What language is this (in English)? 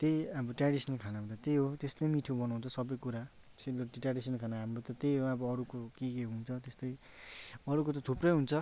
Nepali